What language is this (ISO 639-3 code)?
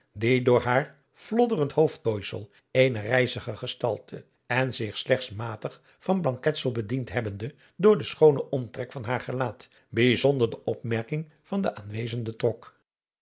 nld